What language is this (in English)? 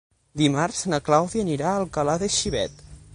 Catalan